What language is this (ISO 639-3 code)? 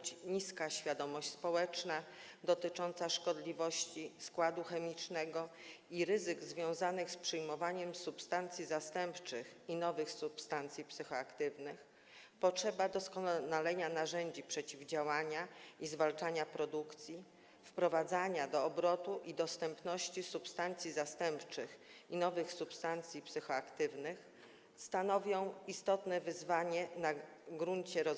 pol